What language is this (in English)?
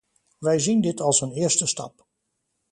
Dutch